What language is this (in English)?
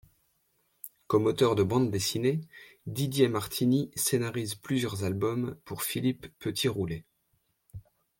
French